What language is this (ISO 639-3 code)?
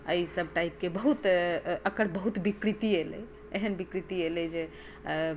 mai